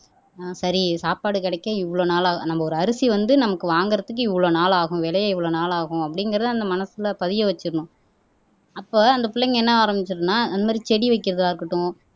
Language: Tamil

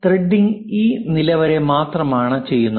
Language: Malayalam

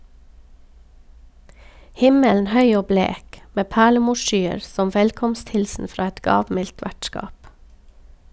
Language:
Norwegian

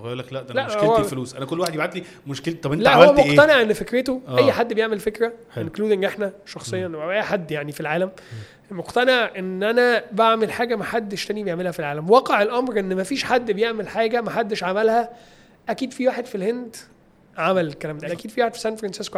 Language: Arabic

